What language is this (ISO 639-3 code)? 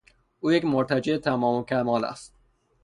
fas